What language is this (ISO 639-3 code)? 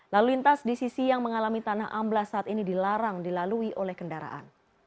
ind